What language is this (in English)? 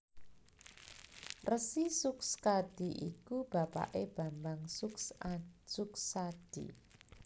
Javanese